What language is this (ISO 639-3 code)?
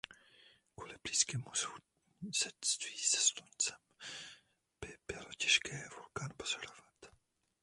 ces